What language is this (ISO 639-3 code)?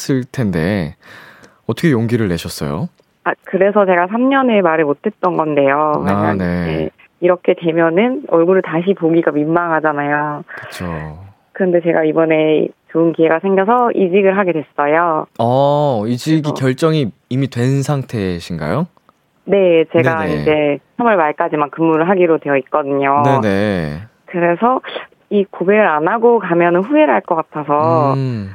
kor